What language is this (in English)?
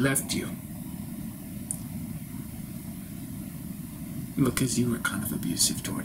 English